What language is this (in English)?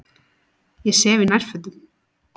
Icelandic